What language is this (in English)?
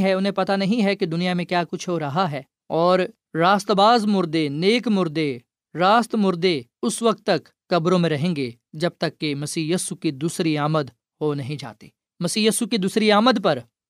Urdu